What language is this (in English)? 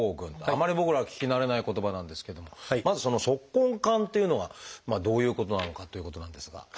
Japanese